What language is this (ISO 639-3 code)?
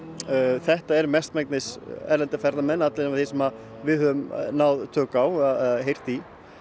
isl